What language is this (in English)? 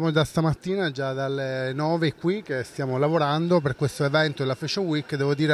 Italian